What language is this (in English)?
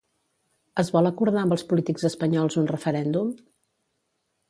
Catalan